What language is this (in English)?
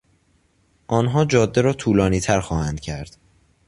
Persian